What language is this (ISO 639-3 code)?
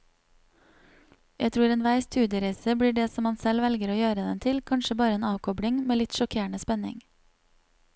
nor